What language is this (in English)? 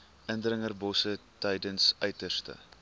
Afrikaans